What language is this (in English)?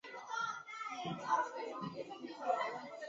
Chinese